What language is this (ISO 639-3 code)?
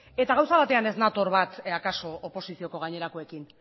eus